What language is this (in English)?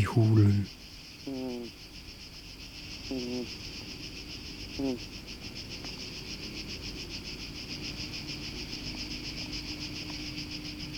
Danish